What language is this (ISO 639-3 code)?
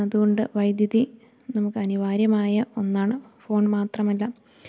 mal